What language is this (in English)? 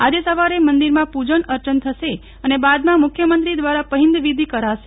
Gujarati